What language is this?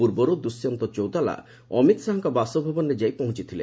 Odia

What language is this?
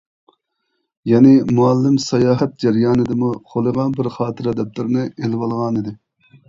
Uyghur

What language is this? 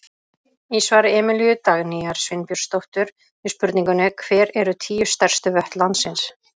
Icelandic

